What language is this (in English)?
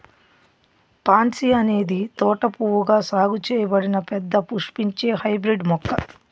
Telugu